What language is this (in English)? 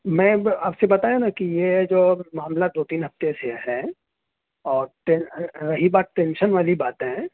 Urdu